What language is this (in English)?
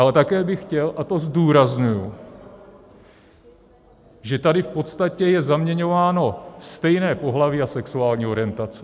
Czech